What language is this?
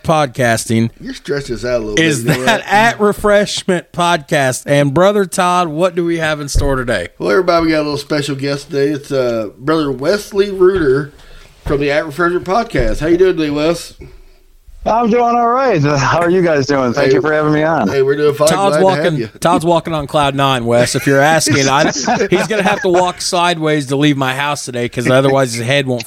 English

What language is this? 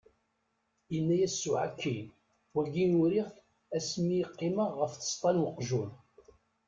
Kabyle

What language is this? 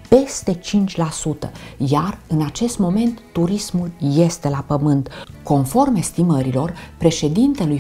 Romanian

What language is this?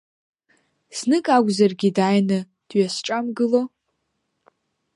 Abkhazian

